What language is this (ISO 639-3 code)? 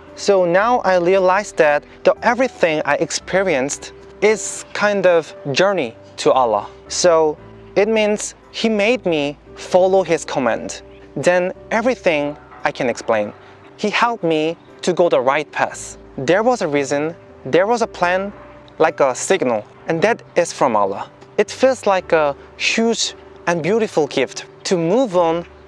eng